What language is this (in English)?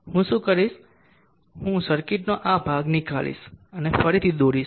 Gujarati